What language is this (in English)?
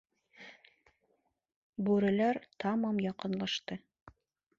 Bashkir